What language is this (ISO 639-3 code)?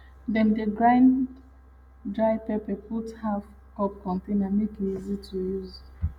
pcm